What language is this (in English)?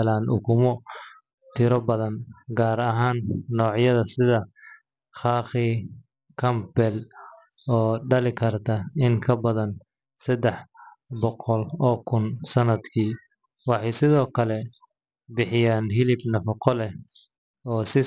Somali